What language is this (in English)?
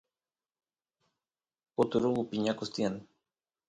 Santiago del Estero Quichua